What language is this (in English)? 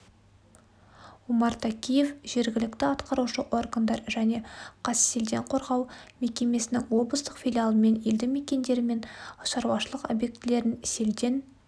Kazakh